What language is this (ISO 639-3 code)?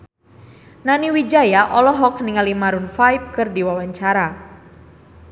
sun